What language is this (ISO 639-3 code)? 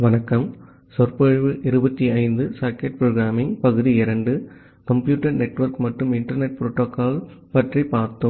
tam